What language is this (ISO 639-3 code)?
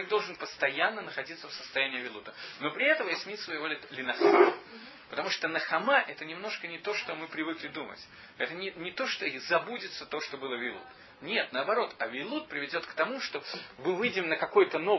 rus